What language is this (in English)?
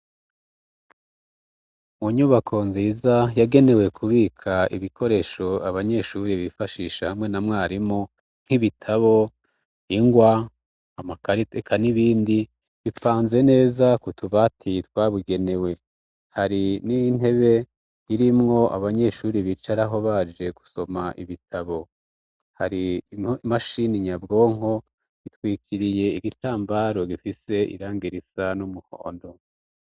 Rundi